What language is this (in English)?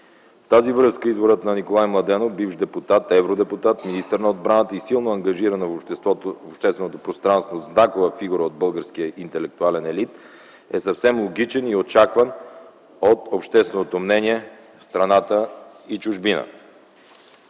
Bulgarian